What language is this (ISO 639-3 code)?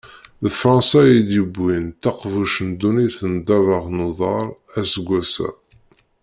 kab